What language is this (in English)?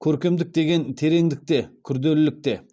Kazakh